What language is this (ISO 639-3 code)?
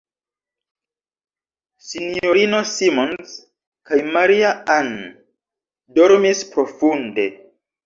epo